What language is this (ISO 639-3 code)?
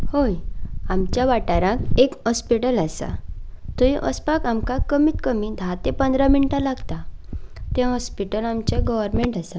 kok